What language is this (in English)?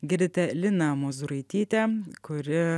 Lithuanian